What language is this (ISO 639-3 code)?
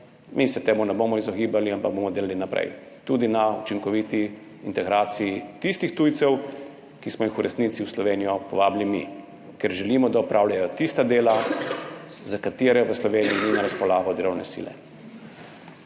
slv